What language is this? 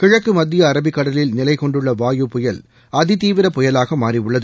Tamil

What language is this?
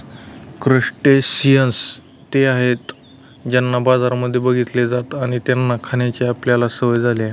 Marathi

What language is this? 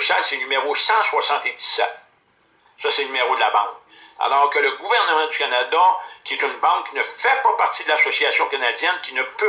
French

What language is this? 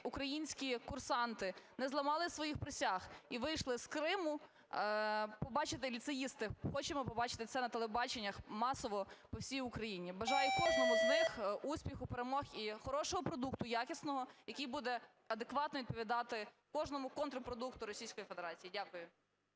Ukrainian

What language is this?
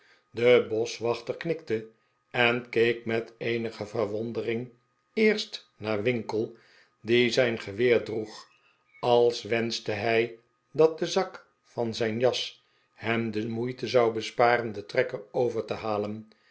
Dutch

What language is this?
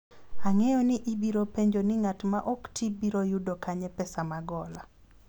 Luo (Kenya and Tanzania)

